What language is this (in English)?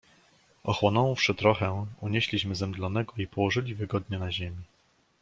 Polish